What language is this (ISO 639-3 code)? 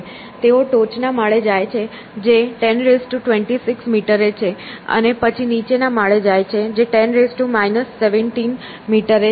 guj